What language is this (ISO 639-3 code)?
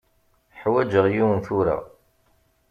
kab